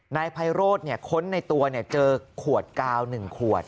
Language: Thai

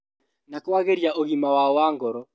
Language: Kikuyu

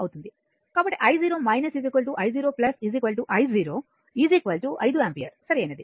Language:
Telugu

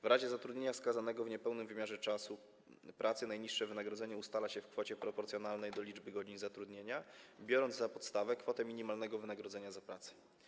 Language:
Polish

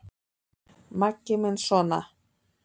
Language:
Icelandic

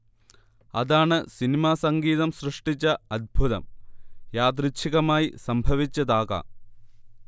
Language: Malayalam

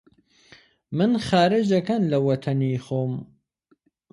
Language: Central Kurdish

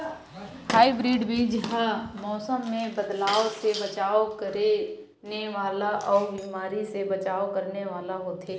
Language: Chhattisgarhi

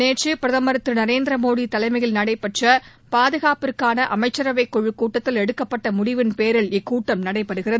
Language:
Tamil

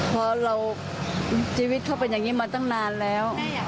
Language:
Thai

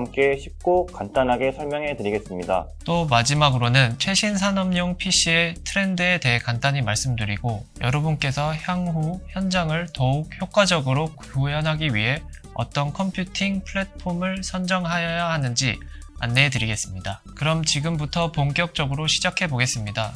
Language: Korean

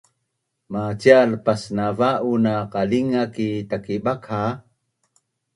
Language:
Bunun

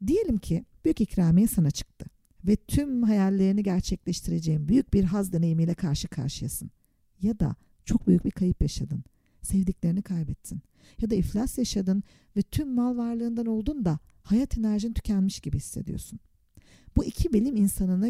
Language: Turkish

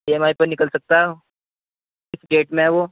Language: Urdu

